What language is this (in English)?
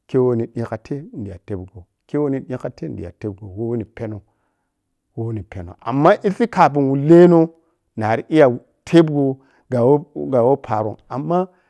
Piya-Kwonci